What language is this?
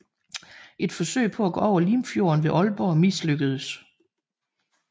Danish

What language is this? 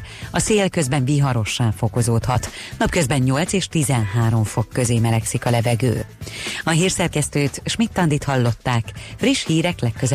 Hungarian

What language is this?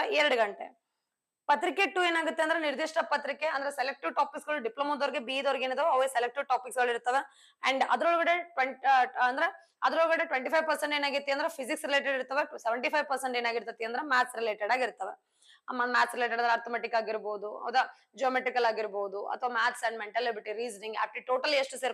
Kannada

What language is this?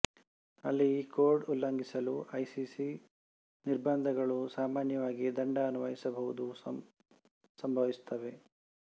Kannada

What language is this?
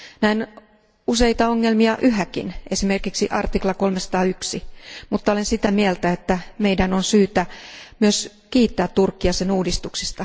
Finnish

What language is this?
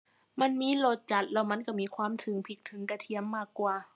Thai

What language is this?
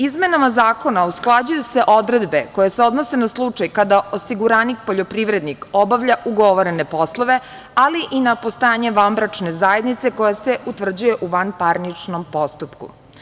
Serbian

